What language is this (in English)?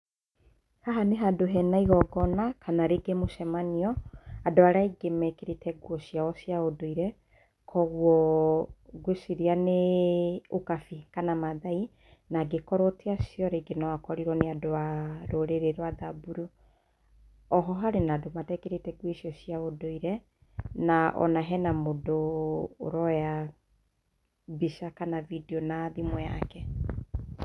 Kikuyu